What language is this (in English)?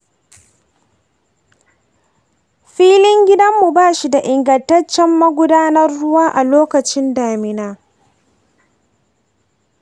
Hausa